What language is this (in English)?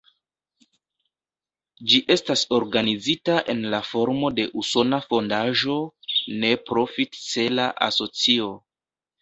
Esperanto